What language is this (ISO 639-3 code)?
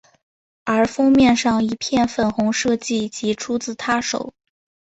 zho